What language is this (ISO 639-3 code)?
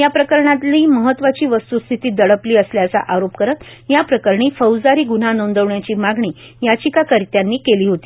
mar